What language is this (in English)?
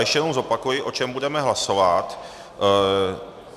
Czech